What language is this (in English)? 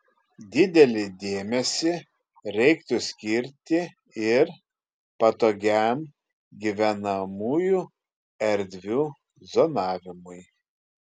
Lithuanian